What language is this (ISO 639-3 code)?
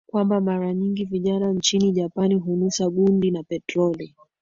swa